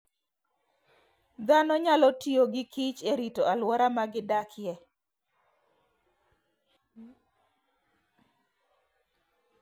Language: Luo (Kenya and Tanzania)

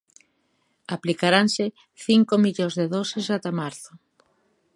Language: Galician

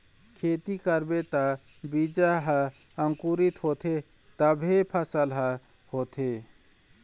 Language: Chhattisgarhi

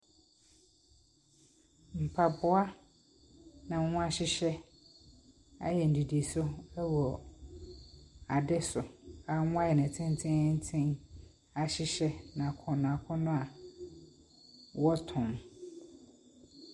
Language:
Akan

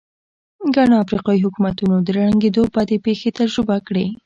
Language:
Pashto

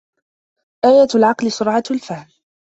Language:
Arabic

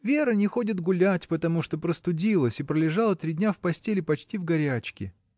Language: Russian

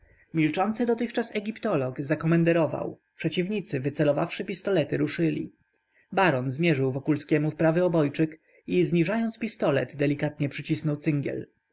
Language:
Polish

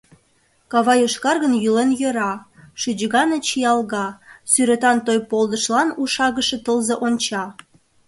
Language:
Mari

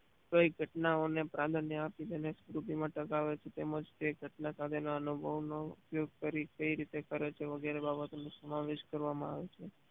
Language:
Gujarati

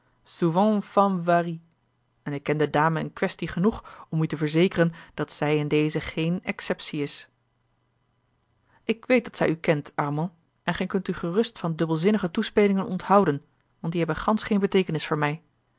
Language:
Dutch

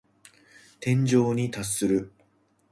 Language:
Japanese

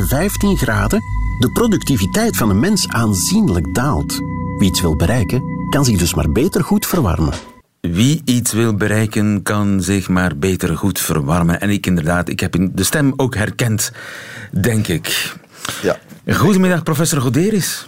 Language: Dutch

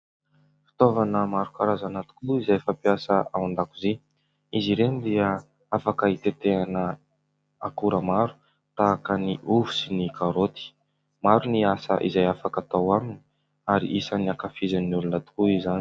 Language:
Malagasy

